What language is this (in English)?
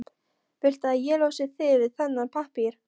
Icelandic